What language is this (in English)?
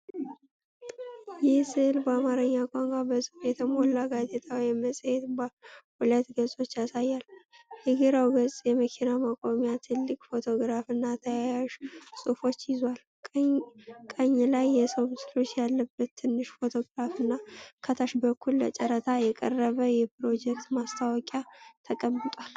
Amharic